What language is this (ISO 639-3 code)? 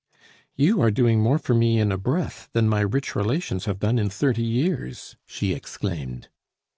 eng